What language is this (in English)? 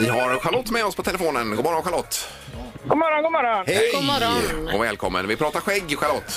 Swedish